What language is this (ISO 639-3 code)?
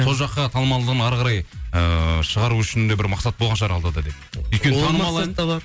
kaz